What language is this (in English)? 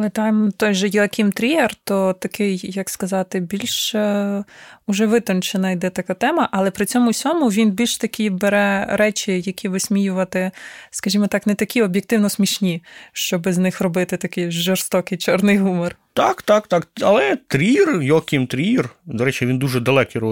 Ukrainian